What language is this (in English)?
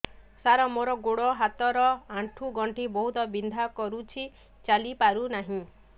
Odia